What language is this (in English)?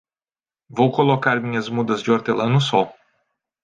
Portuguese